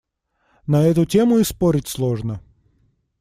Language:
Russian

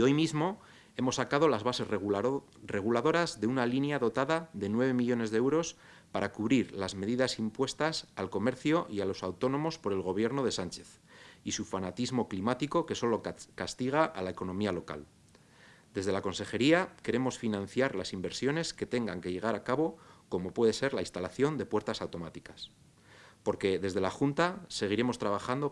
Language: Spanish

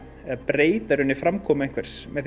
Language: Icelandic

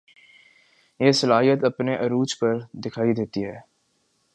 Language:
Urdu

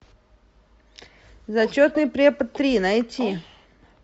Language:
Russian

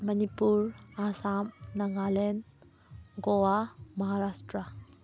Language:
Manipuri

